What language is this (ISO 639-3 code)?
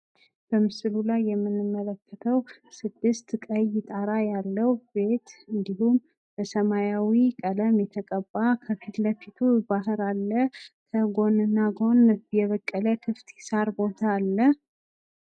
amh